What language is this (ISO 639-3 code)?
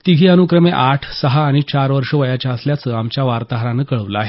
mar